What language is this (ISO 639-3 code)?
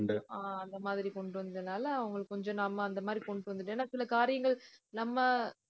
tam